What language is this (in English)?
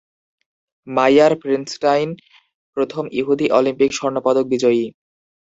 Bangla